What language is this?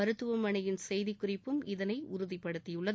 Tamil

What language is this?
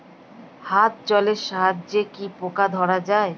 Bangla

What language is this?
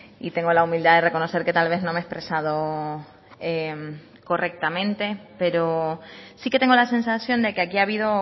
Spanish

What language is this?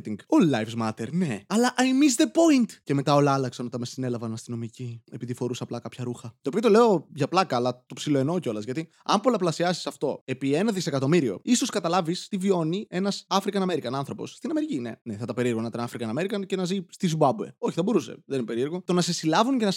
Greek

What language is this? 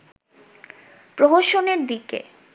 Bangla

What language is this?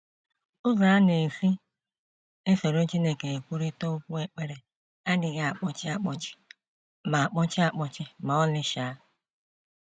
Igbo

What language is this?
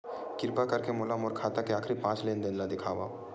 Chhattisgarhi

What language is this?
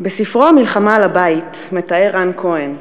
Hebrew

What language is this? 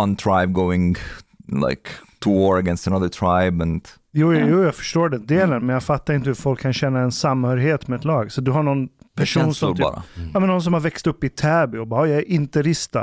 Swedish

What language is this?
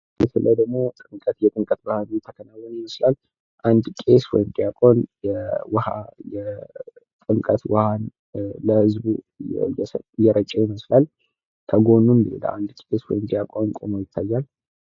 Amharic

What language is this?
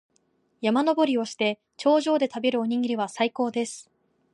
Japanese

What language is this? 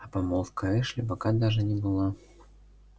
Russian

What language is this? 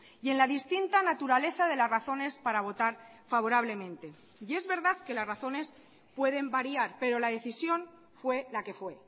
Spanish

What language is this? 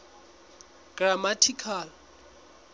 Southern Sotho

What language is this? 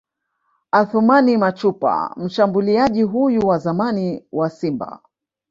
Swahili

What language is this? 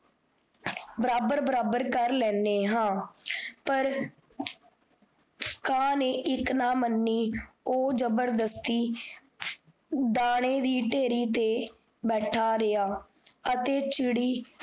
Punjabi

